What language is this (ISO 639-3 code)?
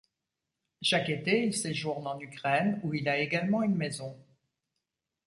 fra